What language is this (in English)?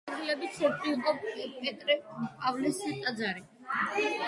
Georgian